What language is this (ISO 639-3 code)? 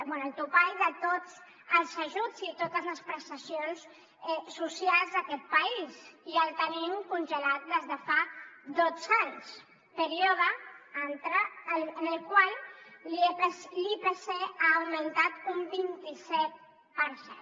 cat